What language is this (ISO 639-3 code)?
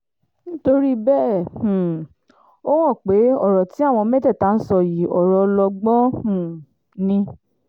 yor